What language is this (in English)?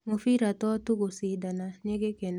Kikuyu